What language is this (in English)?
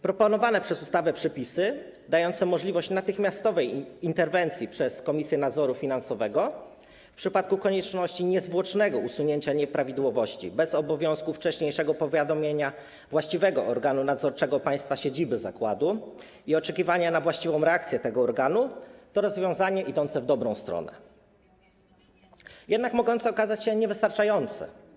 Polish